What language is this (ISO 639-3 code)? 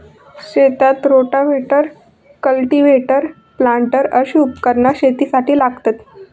mar